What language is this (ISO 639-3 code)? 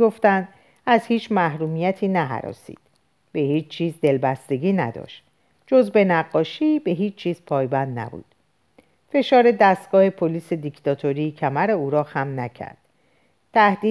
fas